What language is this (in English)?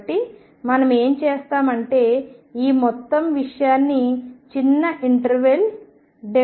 Telugu